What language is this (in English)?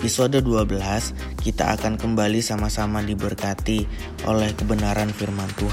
Indonesian